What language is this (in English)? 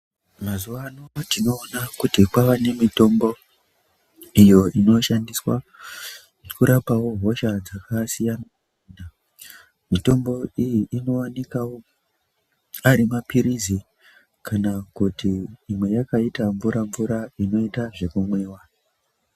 Ndau